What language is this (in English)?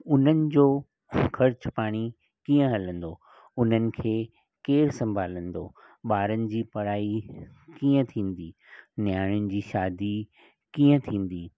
Sindhi